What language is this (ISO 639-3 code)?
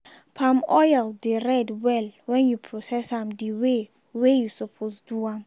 pcm